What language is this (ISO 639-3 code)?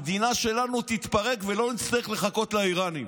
heb